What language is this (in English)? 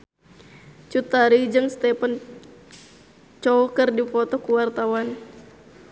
Sundanese